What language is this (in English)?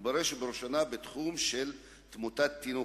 Hebrew